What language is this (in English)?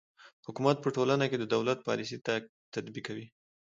Pashto